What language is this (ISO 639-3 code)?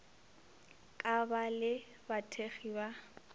nso